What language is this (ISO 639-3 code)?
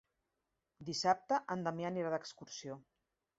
cat